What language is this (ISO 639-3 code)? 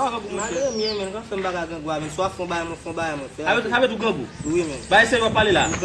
ind